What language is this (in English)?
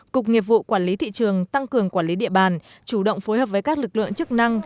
Vietnamese